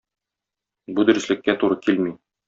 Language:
Tatar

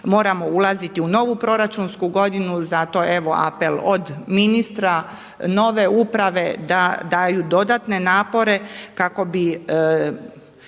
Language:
Croatian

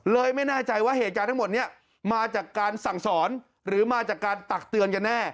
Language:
Thai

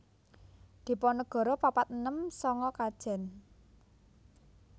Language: Javanese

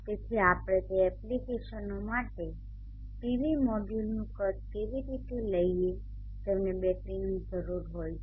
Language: Gujarati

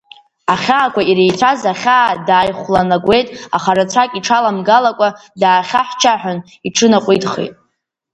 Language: Abkhazian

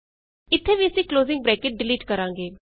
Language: Punjabi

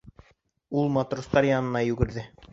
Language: Bashkir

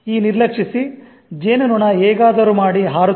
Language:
Kannada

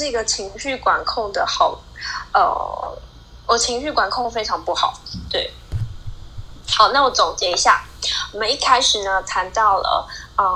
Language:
Chinese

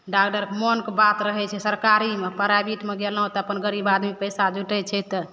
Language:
Maithili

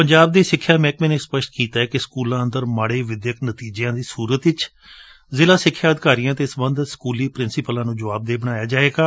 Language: Punjabi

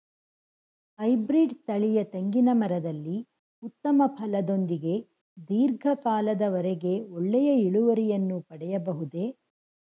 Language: Kannada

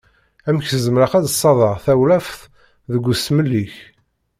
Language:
Kabyle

